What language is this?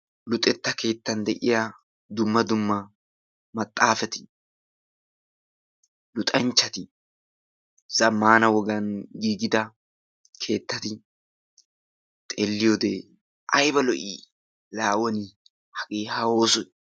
Wolaytta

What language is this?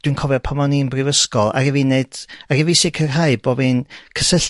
Welsh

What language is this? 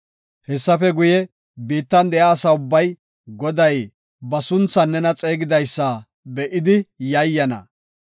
Gofa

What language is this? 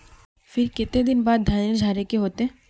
Magahi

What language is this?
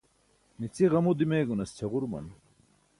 Burushaski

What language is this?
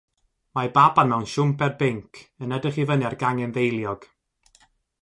Welsh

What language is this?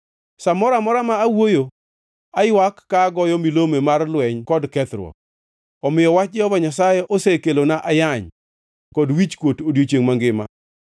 Luo (Kenya and Tanzania)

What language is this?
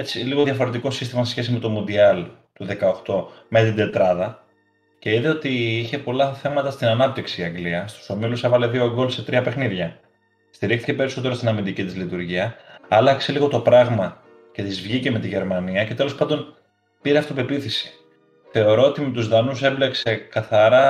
Greek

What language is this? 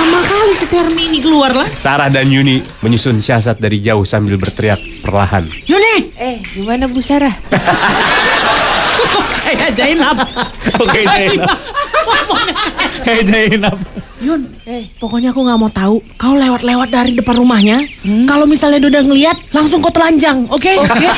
Indonesian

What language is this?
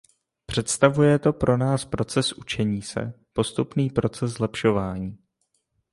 Czech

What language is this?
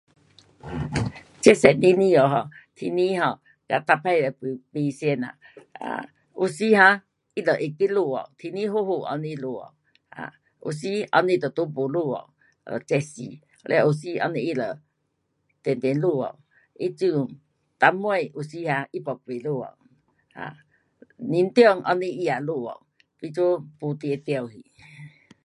Pu-Xian Chinese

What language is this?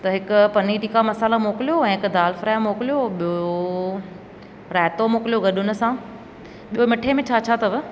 Sindhi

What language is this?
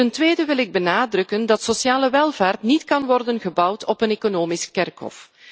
Dutch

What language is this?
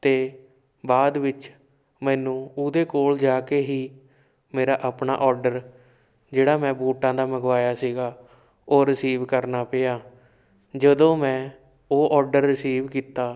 Punjabi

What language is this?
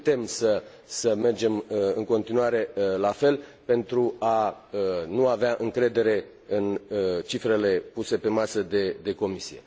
Romanian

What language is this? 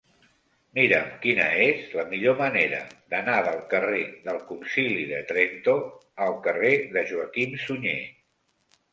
Catalan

